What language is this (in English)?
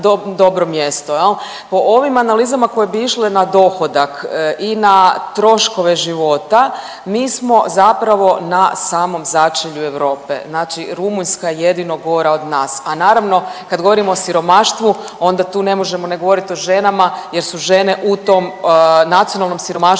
Croatian